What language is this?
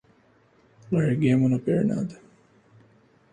Portuguese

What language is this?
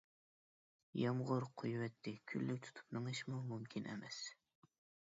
Uyghur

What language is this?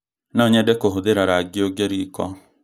Kikuyu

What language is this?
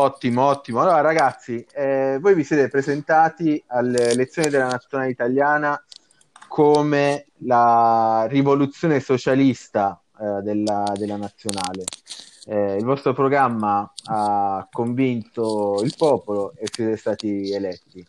Italian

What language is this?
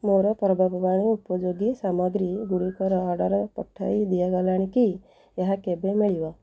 Odia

